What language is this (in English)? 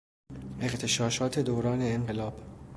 Persian